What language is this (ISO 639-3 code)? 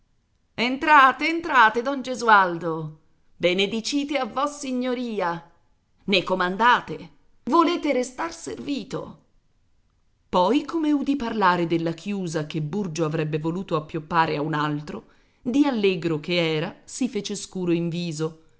ita